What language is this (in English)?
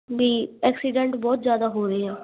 Punjabi